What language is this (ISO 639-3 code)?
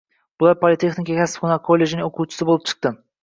uzb